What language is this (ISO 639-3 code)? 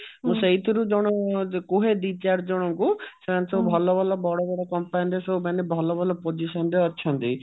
ori